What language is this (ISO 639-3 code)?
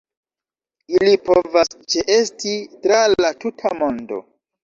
epo